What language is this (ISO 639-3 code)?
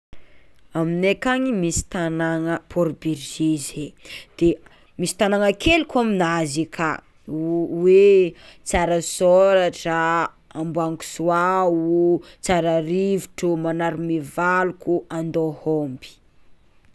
xmw